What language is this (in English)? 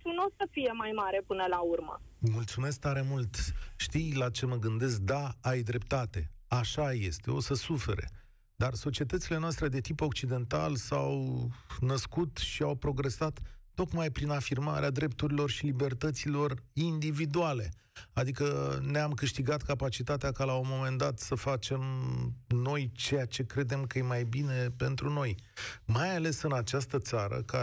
Romanian